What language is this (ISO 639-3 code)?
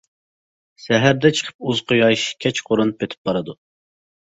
uig